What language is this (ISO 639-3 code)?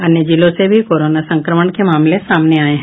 hin